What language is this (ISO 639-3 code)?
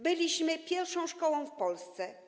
pol